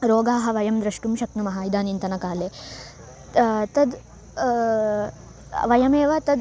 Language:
Sanskrit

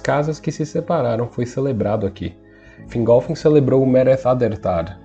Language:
Portuguese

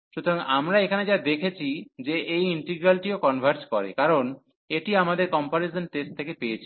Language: Bangla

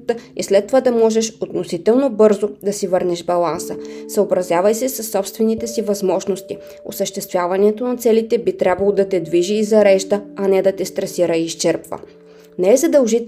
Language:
Bulgarian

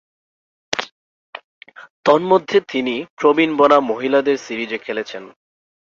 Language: Bangla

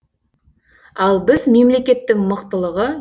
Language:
Kazakh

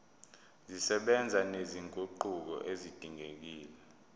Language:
Zulu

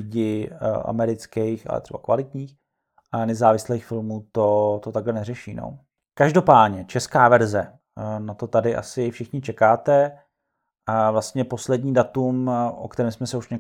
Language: Czech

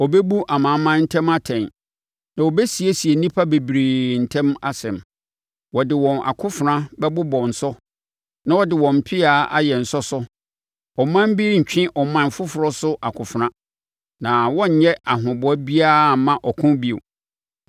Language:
Akan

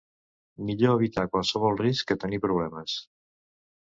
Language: Catalan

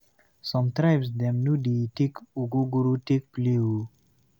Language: Nigerian Pidgin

